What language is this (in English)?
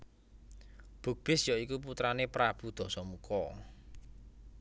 Javanese